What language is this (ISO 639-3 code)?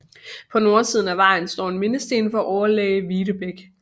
dan